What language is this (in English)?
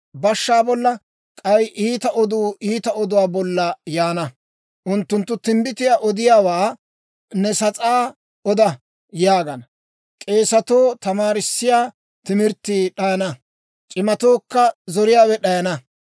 Dawro